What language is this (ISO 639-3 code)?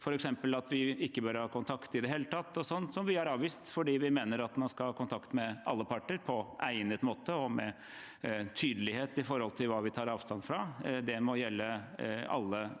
nor